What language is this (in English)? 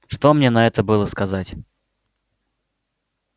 Russian